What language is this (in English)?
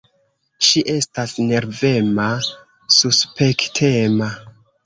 Esperanto